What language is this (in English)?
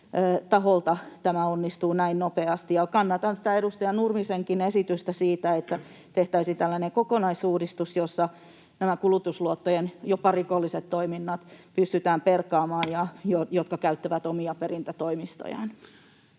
Finnish